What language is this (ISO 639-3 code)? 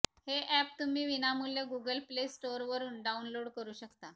mar